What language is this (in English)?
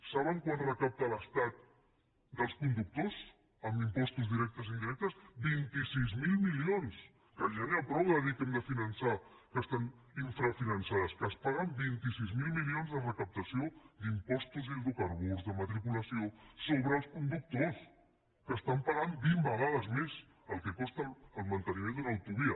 Catalan